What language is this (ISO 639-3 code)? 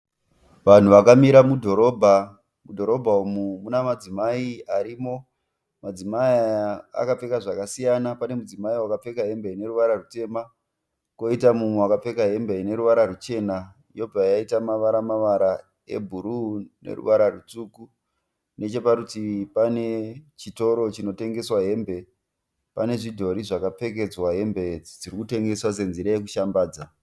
sna